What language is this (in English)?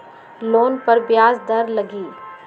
Magahi